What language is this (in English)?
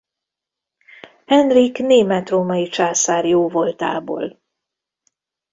Hungarian